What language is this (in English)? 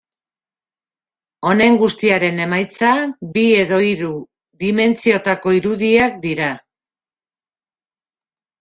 Basque